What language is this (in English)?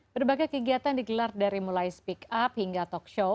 Indonesian